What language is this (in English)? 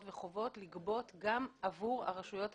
Hebrew